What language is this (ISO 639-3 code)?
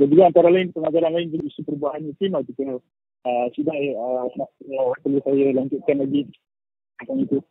msa